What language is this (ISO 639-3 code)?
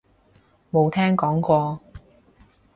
yue